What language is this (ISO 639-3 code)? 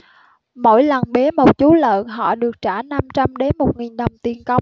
vie